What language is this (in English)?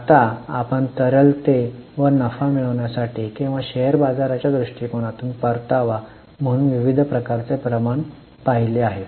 Marathi